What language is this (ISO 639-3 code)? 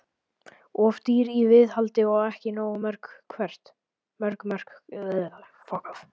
isl